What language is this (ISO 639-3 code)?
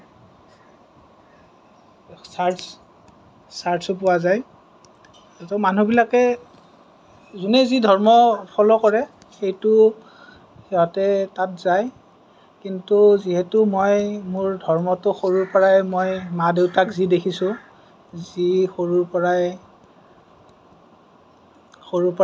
asm